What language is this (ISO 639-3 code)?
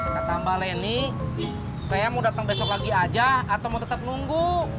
ind